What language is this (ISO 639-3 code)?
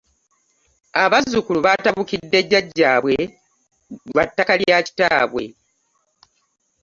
lug